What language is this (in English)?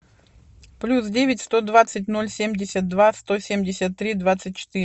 Russian